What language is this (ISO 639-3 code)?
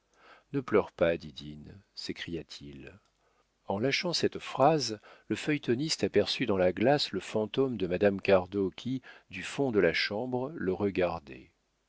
fra